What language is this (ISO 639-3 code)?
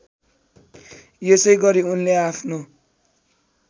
nep